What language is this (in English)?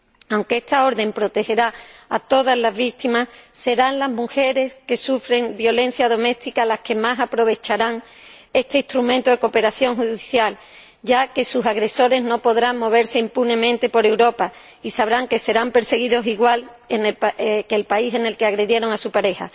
Spanish